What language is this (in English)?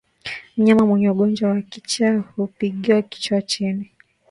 Swahili